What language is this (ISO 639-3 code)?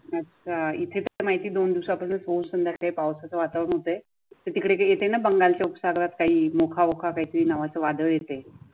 mar